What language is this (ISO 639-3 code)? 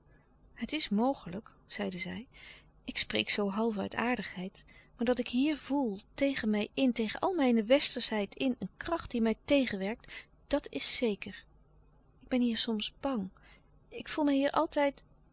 nld